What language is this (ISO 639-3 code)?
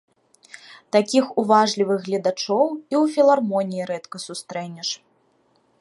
bel